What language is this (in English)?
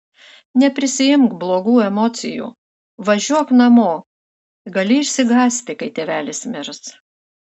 Lithuanian